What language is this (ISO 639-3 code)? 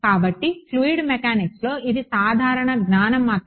tel